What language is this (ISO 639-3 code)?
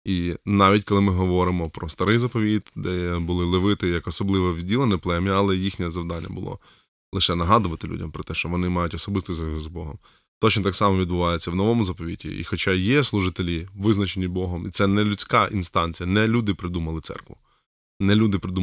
ukr